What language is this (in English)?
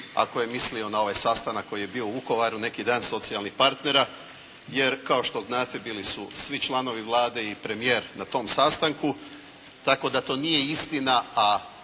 Croatian